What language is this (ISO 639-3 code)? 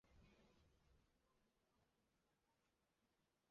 zho